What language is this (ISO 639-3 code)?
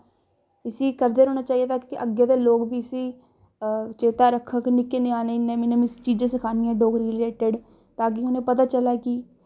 doi